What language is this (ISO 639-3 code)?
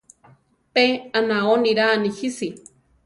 tar